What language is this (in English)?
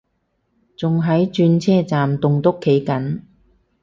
Cantonese